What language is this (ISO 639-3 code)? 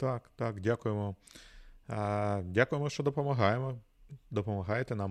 ukr